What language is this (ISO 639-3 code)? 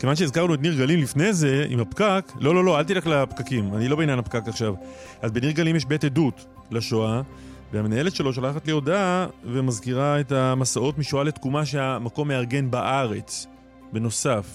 heb